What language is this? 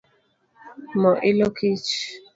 Luo (Kenya and Tanzania)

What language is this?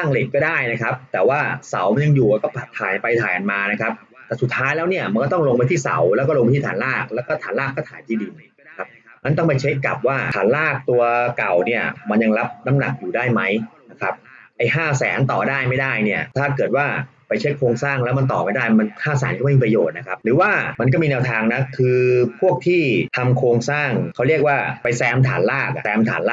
Thai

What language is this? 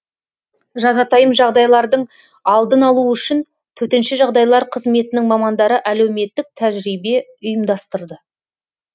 Kazakh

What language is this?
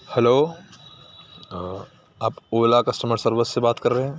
Urdu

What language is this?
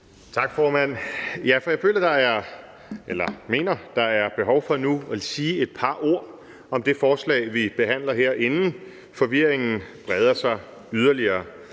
Danish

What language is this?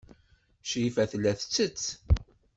Kabyle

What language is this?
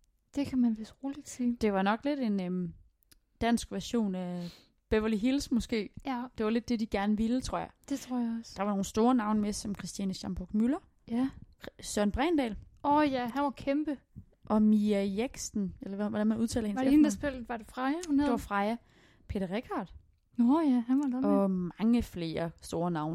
Danish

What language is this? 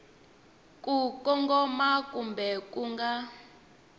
Tsonga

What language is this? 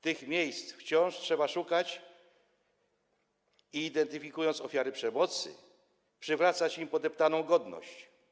Polish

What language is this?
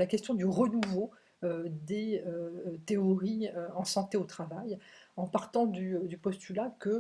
French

